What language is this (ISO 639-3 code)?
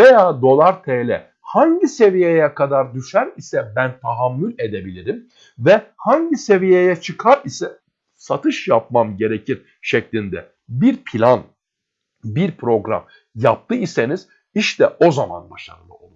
tur